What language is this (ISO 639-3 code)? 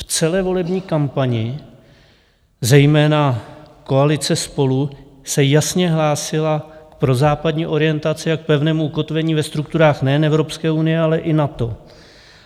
ces